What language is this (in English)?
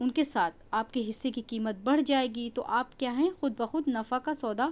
Urdu